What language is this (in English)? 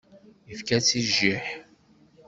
Kabyle